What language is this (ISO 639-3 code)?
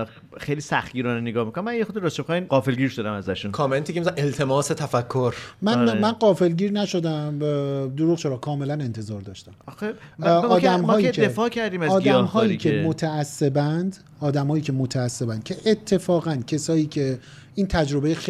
fas